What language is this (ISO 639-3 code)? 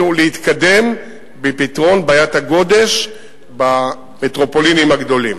heb